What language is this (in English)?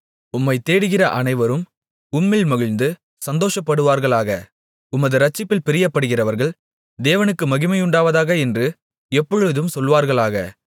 Tamil